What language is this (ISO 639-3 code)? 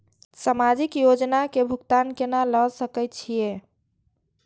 mai